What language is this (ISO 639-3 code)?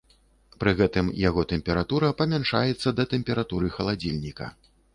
bel